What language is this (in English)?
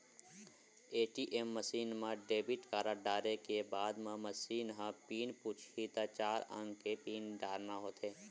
Chhattisgarhi